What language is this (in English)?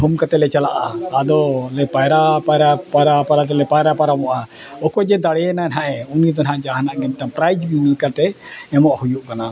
Santali